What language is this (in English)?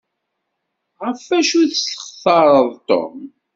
Kabyle